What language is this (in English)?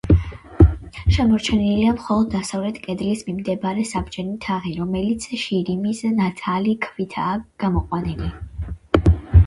Georgian